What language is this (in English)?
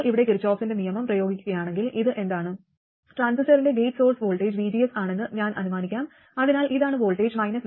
Malayalam